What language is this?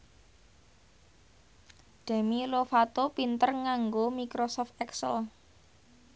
Javanese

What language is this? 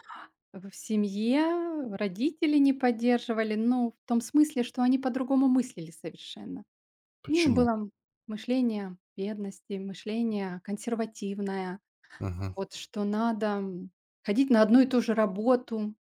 Russian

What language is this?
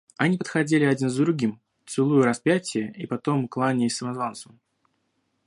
Russian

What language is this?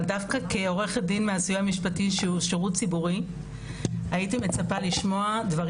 Hebrew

